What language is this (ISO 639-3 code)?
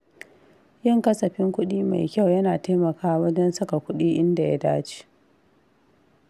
hau